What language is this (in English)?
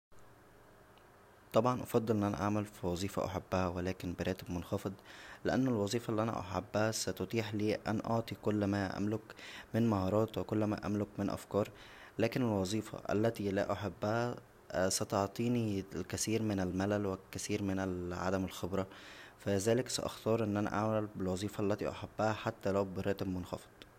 Egyptian Arabic